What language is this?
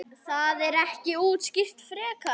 Icelandic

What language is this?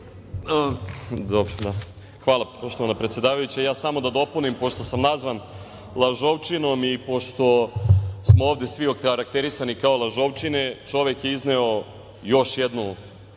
Serbian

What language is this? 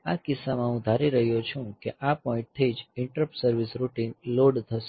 Gujarati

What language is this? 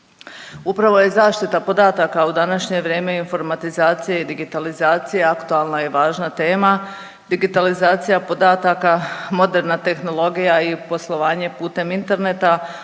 Croatian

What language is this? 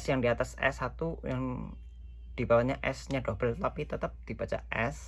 Indonesian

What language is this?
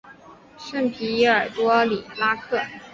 Chinese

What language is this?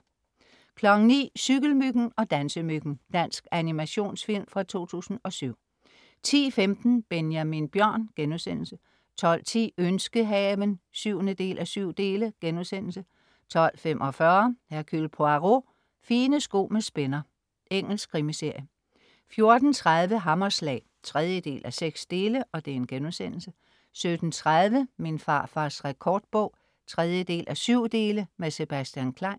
Danish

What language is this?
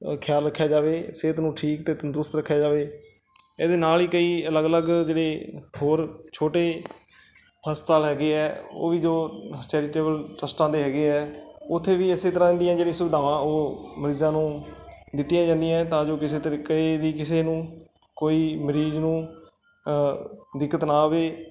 Punjabi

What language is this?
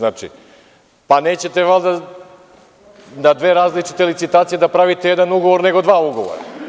Serbian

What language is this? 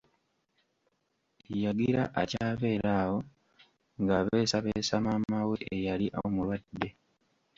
Ganda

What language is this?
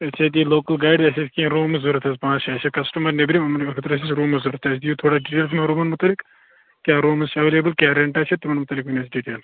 Kashmiri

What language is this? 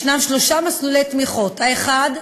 Hebrew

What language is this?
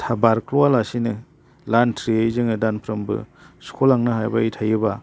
Bodo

